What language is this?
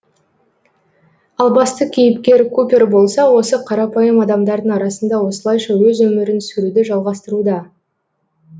Kazakh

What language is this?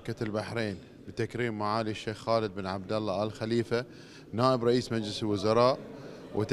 Arabic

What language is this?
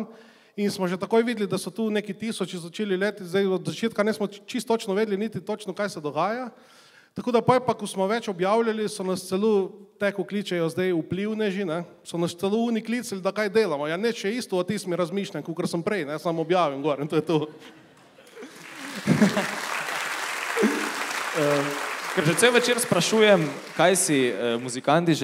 Romanian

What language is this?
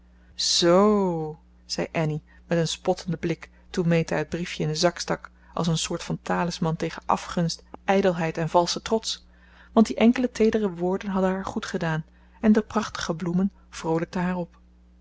Dutch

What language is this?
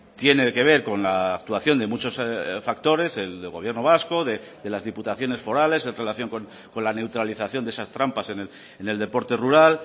Spanish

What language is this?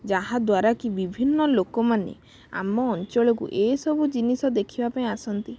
Odia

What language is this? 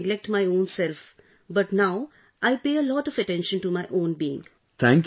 English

